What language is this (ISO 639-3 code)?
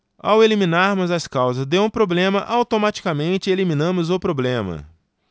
por